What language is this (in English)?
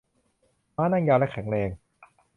Thai